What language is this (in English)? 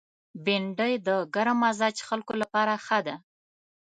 Pashto